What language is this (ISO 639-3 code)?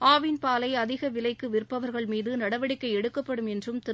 tam